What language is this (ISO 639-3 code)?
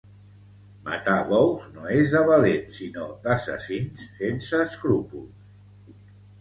cat